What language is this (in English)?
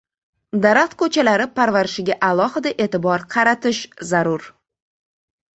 Uzbek